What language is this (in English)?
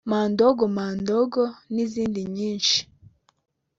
Kinyarwanda